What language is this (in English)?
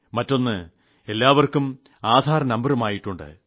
Malayalam